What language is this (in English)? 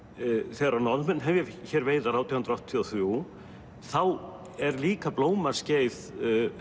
Icelandic